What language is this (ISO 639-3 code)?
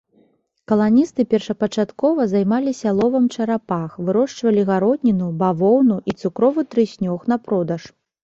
bel